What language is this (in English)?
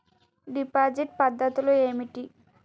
Telugu